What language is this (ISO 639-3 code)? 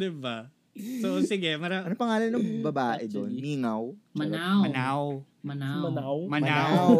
fil